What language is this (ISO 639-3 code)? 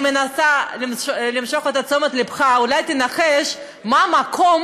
heb